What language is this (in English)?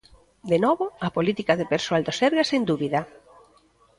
Galician